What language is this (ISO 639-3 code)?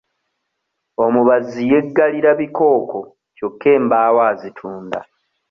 lug